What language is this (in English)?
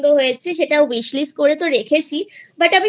Bangla